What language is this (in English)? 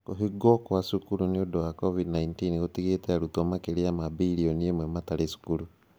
Kikuyu